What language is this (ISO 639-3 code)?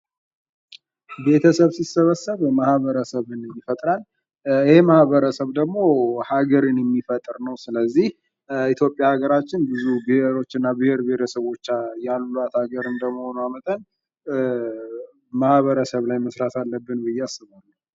amh